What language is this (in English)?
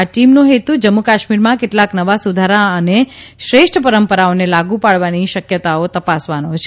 Gujarati